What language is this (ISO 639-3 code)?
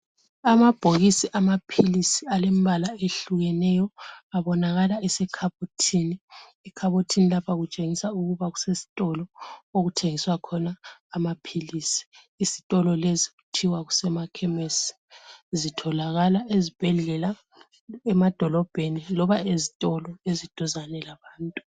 nde